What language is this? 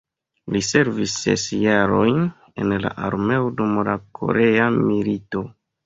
Esperanto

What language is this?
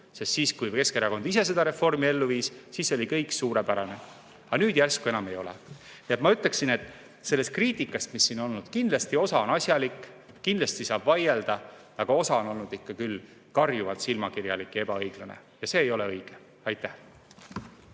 Estonian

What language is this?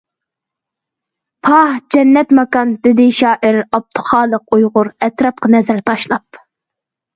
Uyghur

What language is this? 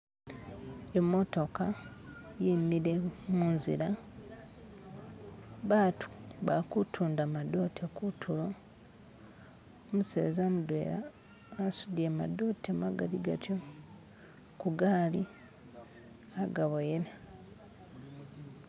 Masaaba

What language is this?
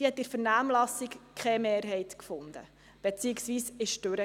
Swiss German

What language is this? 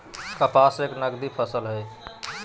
Magahi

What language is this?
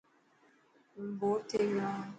Dhatki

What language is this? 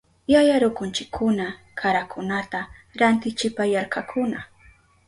Southern Pastaza Quechua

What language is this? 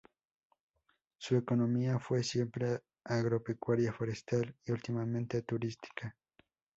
Spanish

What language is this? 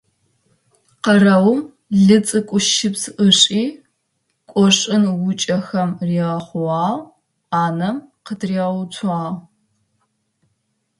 Adyghe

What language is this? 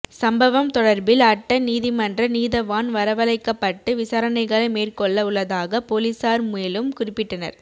Tamil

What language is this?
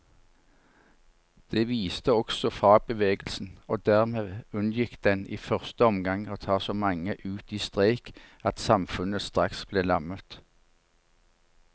Norwegian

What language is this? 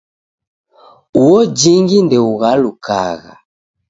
Taita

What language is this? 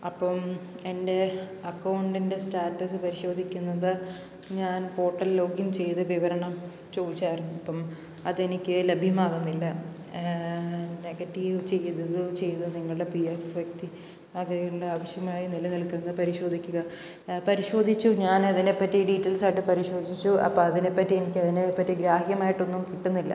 Malayalam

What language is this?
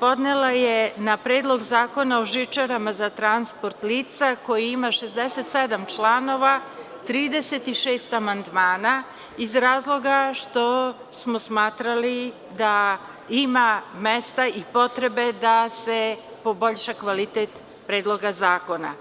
Serbian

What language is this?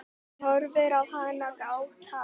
Icelandic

